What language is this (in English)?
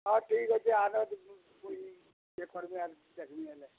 Odia